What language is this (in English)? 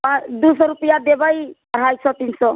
Maithili